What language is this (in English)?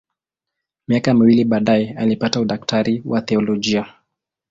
Swahili